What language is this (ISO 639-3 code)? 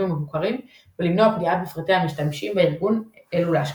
heb